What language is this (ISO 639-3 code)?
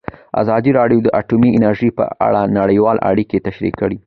pus